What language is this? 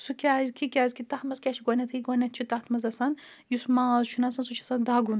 Kashmiri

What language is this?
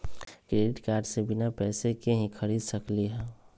Magahi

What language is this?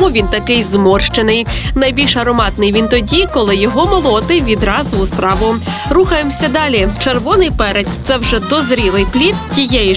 Ukrainian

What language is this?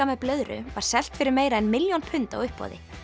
Icelandic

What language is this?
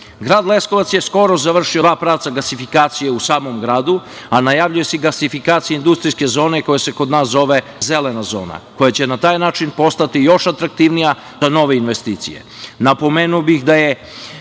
Serbian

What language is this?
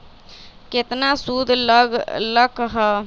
Magahi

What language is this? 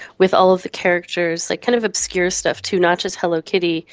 English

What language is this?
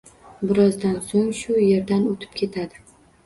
Uzbek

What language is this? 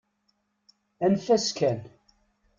Kabyle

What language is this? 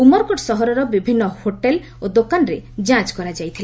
Odia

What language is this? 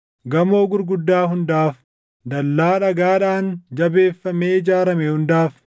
Oromo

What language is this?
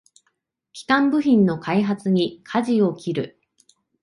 Japanese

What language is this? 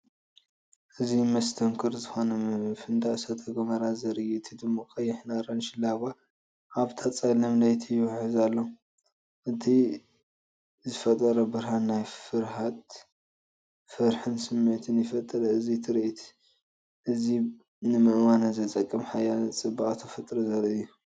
Tigrinya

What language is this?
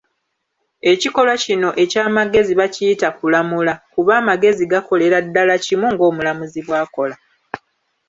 Ganda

